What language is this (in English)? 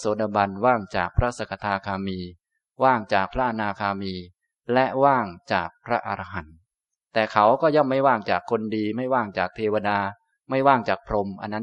Thai